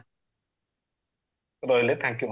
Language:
Odia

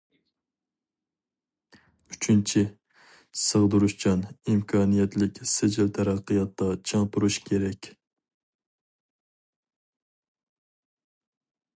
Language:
Uyghur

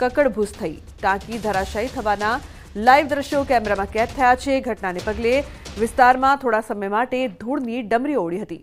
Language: Hindi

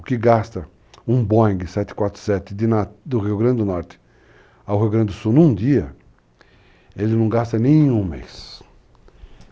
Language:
Portuguese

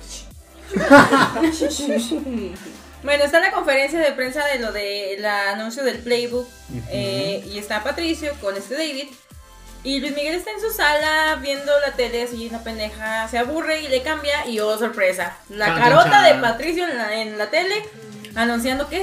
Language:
Spanish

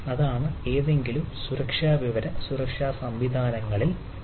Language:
Malayalam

